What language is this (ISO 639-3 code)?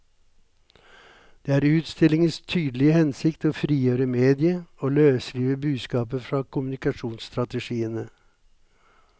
nor